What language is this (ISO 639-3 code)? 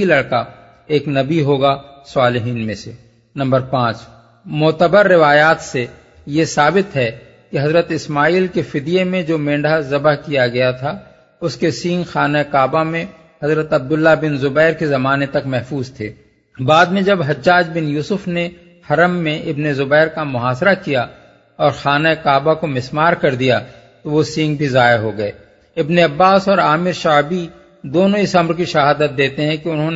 urd